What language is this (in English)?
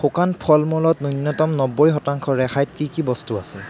Assamese